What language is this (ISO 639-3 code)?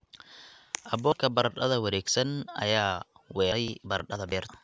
som